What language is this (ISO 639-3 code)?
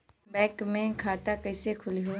bho